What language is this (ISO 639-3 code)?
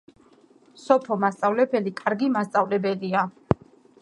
kat